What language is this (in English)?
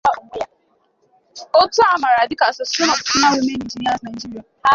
Igbo